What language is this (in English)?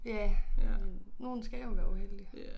Danish